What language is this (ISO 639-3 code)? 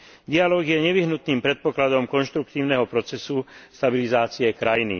slk